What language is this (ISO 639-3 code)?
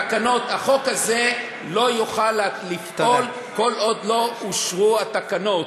heb